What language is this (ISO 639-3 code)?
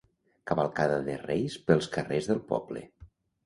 cat